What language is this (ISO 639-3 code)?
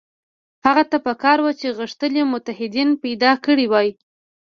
pus